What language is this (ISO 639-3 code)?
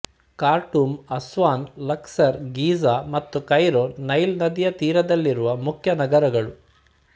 kan